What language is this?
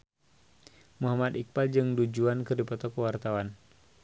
Sundanese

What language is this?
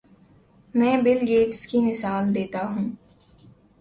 Urdu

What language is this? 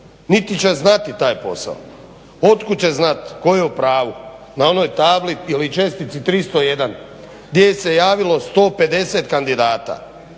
Croatian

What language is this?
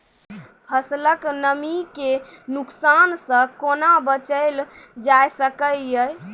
Maithili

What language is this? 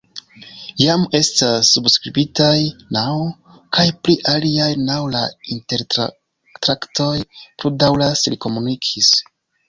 Esperanto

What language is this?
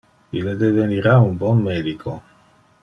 Interlingua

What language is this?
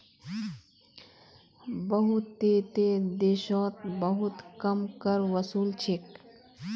Magahi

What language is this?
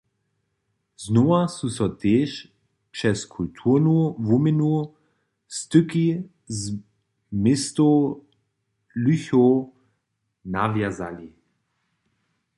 Upper Sorbian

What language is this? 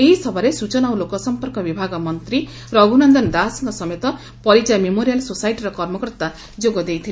Odia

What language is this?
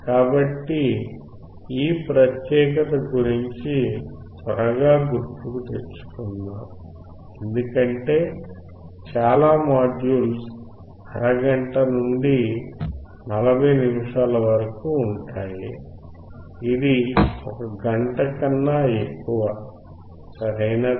Telugu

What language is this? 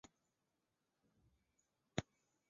Chinese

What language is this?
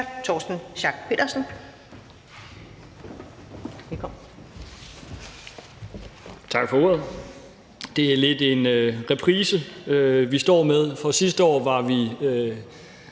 Danish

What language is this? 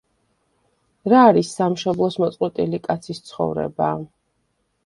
Georgian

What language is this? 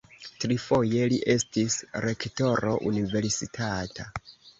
Esperanto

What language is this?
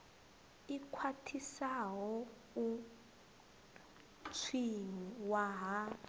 Venda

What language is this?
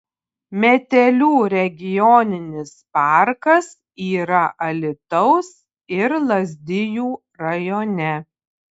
Lithuanian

